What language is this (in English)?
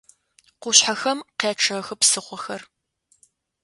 Adyghe